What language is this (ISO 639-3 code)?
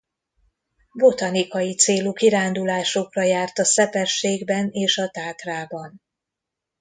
hun